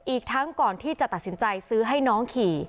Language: Thai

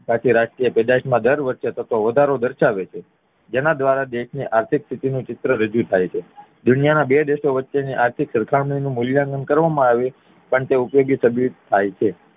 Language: Gujarati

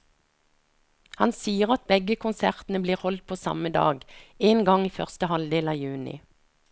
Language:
Norwegian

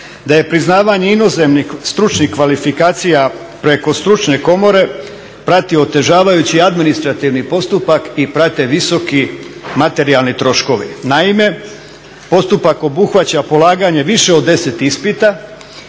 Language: Croatian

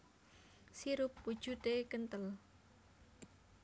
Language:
Javanese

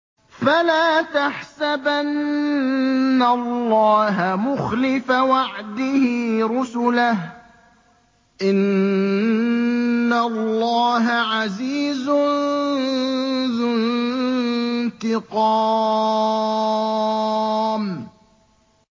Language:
Arabic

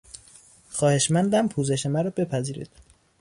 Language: Persian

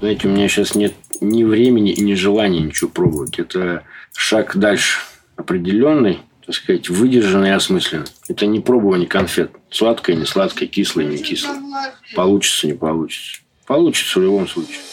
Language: Russian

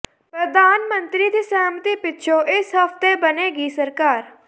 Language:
Punjabi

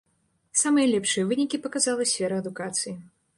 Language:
Belarusian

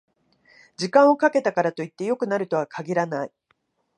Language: Japanese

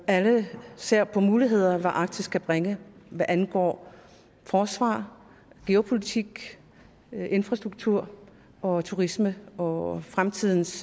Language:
Danish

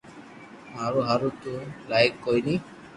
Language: Loarki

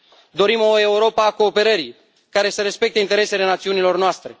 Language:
Romanian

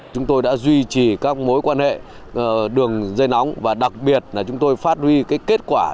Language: Vietnamese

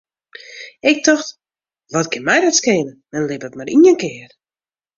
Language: Western Frisian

